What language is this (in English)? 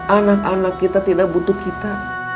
Indonesian